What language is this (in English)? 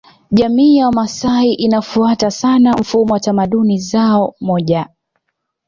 Swahili